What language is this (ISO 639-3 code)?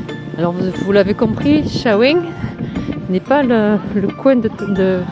fra